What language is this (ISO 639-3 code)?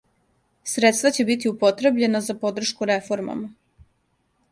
srp